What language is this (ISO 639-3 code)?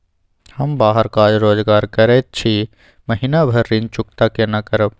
mai